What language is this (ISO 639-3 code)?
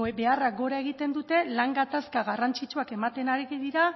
eus